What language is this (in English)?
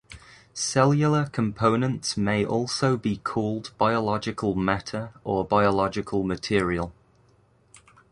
English